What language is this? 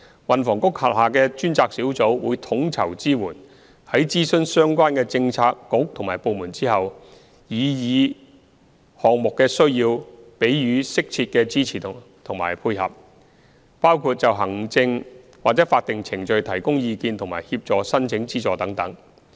Cantonese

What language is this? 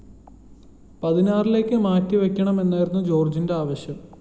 Malayalam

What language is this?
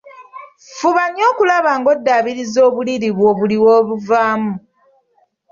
Ganda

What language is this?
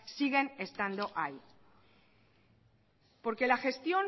Spanish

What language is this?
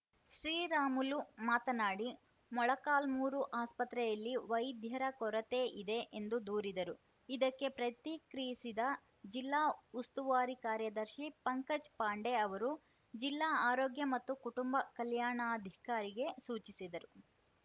Kannada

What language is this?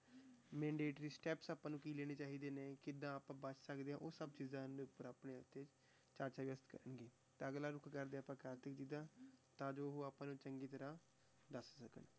Punjabi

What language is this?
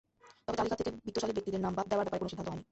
Bangla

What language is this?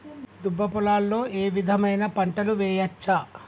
Telugu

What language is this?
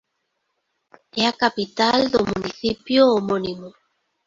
Galician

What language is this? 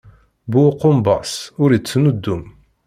Kabyle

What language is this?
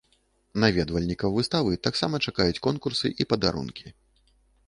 Belarusian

